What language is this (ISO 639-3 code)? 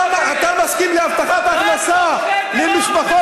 heb